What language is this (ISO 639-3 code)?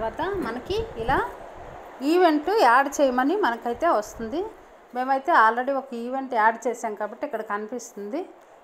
tel